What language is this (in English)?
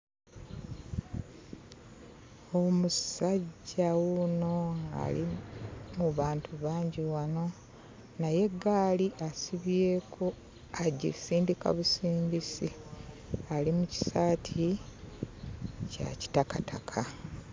Ganda